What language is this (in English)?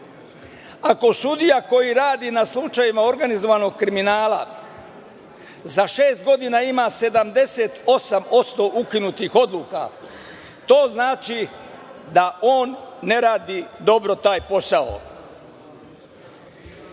Serbian